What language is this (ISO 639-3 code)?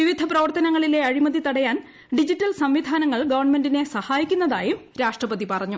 mal